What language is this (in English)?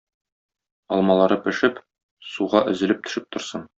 Tatar